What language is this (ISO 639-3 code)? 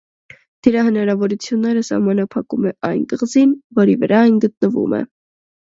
hye